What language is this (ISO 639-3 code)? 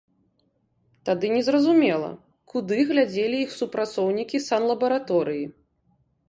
bel